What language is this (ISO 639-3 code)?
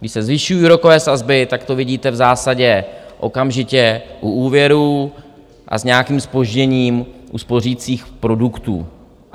ces